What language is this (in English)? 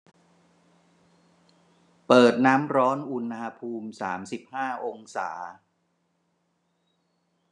Thai